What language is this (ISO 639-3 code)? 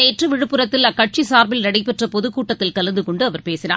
tam